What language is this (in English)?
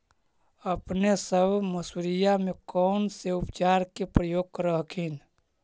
Magahi